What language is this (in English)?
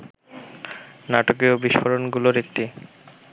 Bangla